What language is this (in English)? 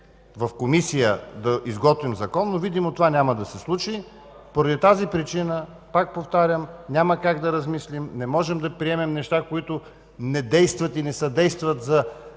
Bulgarian